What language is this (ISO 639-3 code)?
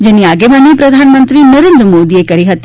guj